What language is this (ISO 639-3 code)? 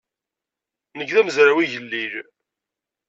kab